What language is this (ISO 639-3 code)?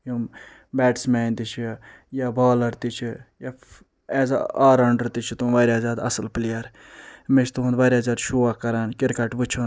kas